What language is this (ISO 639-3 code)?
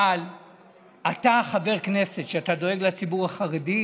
heb